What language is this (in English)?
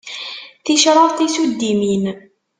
Kabyle